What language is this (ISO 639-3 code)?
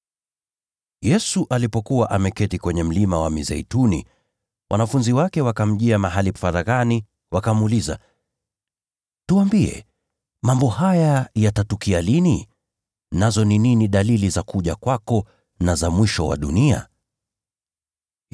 swa